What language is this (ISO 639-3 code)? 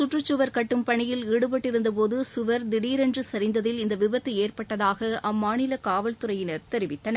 tam